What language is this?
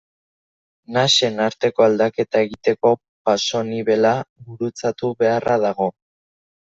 Basque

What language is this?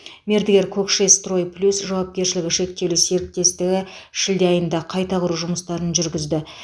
Kazakh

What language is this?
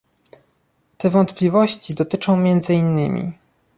Polish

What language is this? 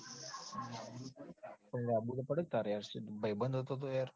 Gujarati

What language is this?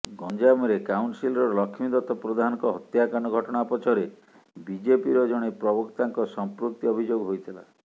Odia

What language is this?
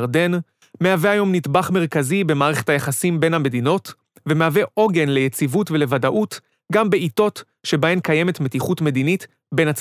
Hebrew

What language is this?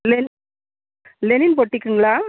Tamil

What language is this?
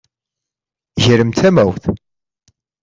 Kabyle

